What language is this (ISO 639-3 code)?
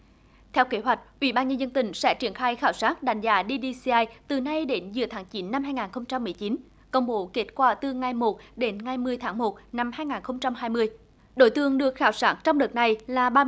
vie